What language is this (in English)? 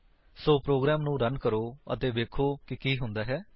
Punjabi